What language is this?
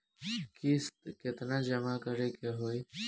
Bhojpuri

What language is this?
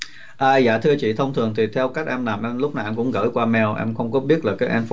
Vietnamese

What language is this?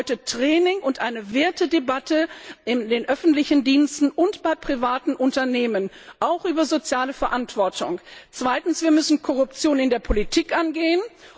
German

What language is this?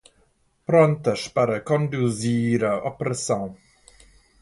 Portuguese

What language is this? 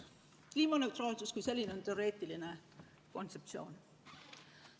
Estonian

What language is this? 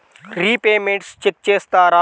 Telugu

